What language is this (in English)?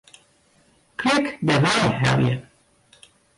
Western Frisian